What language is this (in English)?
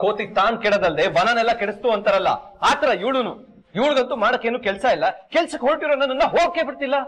Kannada